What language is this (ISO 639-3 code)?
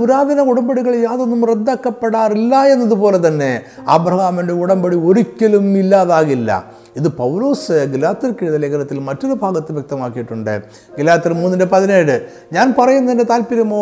mal